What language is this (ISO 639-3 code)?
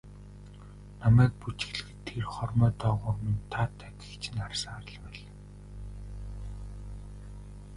mon